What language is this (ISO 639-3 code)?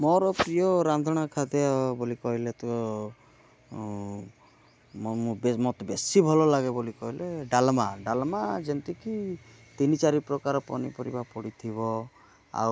ori